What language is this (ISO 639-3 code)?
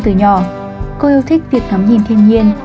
vie